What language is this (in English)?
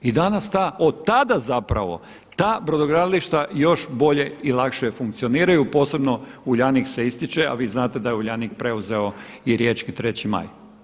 Croatian